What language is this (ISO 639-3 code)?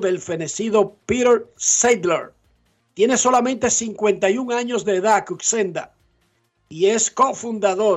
spa